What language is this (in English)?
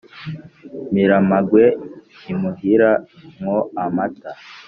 Kinyarwanda